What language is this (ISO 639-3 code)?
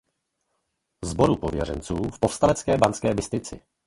ces